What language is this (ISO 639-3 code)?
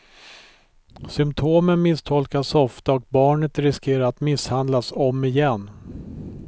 swe